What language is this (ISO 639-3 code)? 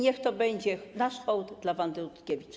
pol